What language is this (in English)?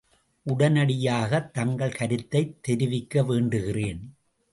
Tamil